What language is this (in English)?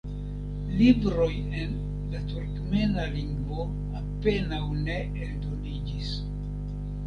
Esperanto